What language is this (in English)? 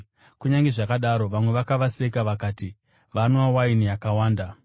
Shona